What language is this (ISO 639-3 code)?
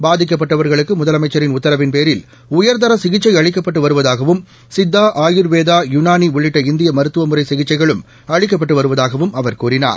tam